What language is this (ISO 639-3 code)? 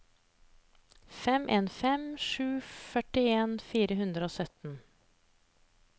nor